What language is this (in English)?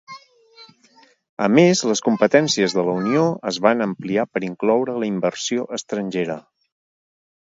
Catalan